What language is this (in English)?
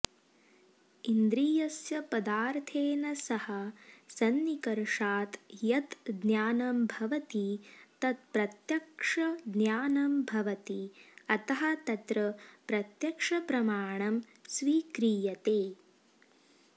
Sanskrit